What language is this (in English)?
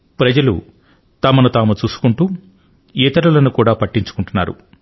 Telugu